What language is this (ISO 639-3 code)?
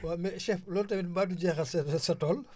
wol